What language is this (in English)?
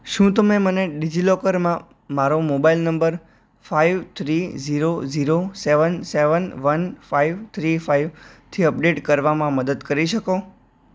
Gujarati